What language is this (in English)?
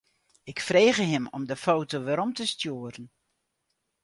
Western Frisian